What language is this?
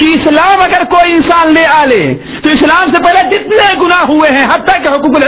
Urdu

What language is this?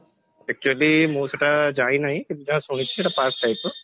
Odia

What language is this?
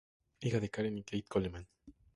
Spanish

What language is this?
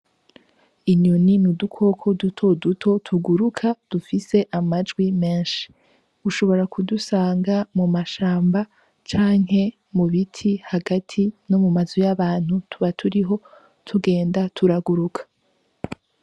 Rundi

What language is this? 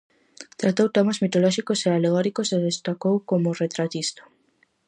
Galician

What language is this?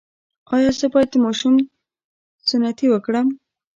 Pashto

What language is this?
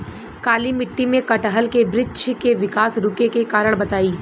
Bhojpuri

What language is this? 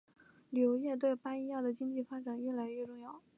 Chinese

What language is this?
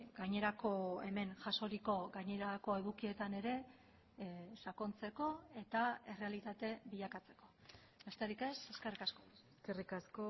Basque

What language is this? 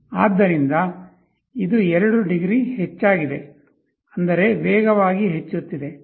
Kannada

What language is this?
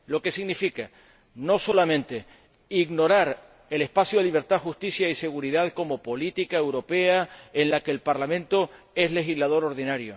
Spanish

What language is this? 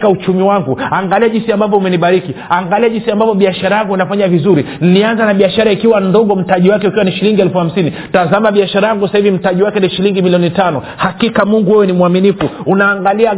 Swahili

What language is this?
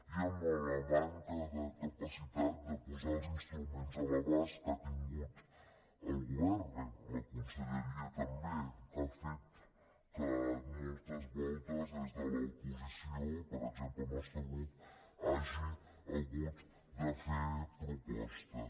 Catalan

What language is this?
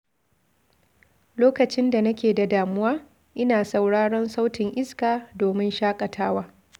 Hausa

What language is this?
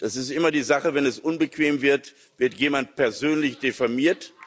German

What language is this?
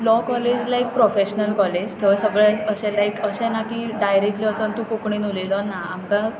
Konkani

